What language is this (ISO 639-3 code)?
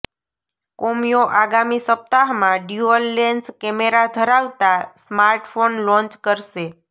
guj